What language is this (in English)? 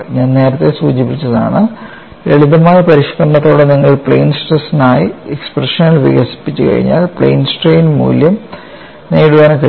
Malayalam